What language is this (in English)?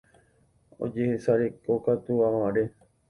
Guarani